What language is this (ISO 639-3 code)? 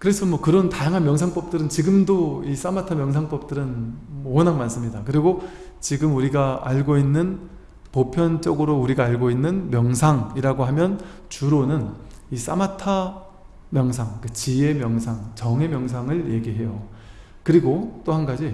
kor